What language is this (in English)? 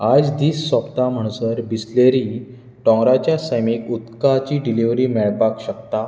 Konkani